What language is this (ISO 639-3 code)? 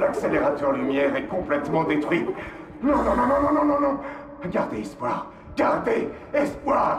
fra